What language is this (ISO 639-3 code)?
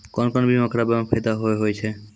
mai